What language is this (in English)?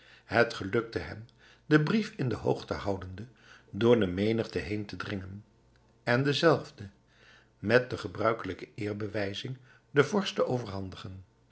Dutch